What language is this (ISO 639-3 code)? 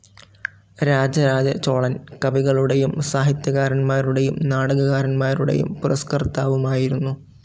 mal